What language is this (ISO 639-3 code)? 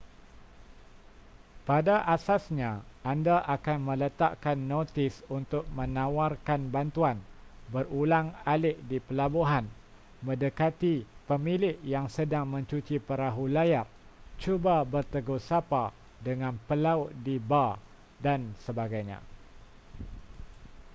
msa